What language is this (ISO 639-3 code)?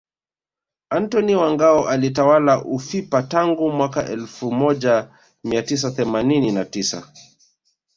swa